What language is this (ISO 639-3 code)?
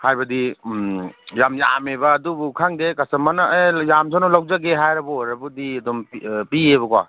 mni